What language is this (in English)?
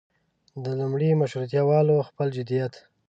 Pashto